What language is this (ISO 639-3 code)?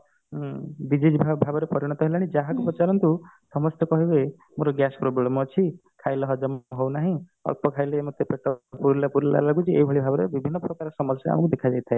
ori